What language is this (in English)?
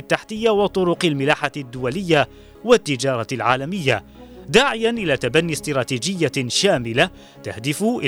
Arabic